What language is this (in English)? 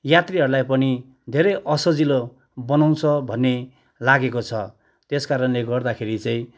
Nepali